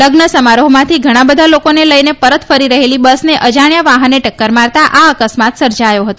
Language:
Gujarati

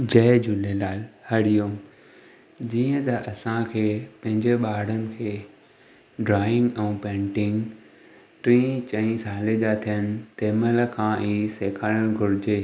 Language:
Sindhi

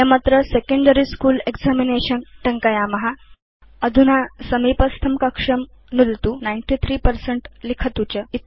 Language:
Sanskrit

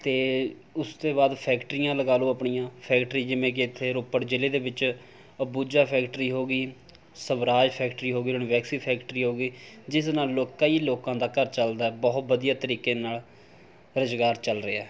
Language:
Punjabi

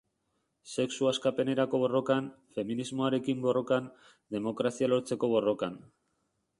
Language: Basque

